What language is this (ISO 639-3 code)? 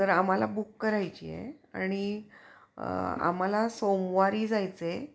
mar